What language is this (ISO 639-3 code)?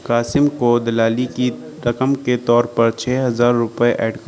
urd